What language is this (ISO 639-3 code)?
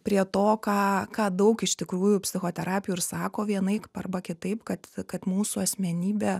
lit